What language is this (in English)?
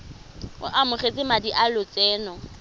Tswana